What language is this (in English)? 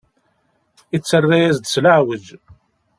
Kabyle